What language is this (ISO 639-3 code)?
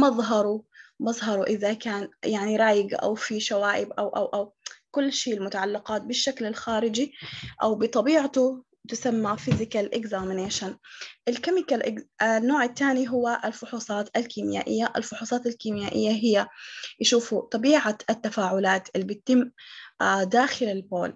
ara